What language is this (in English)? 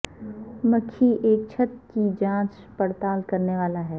Urdu